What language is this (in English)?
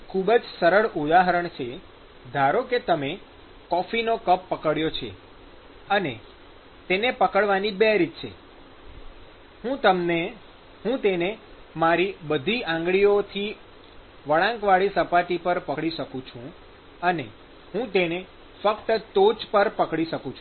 Gujarati